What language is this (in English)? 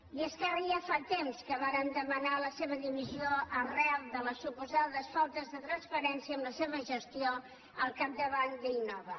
Catalan